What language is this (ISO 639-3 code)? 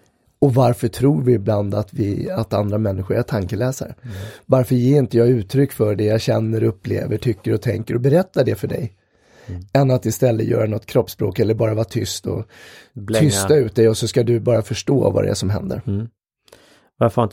swe